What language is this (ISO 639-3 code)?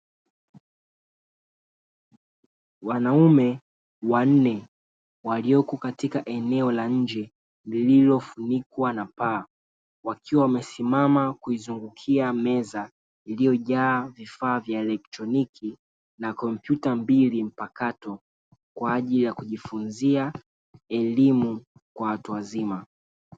swa